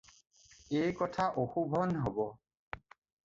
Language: Assamese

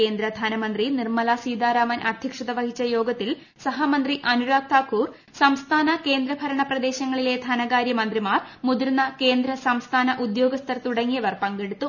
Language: Malayalam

